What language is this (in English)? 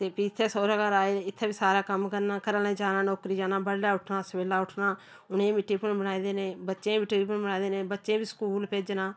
Dogri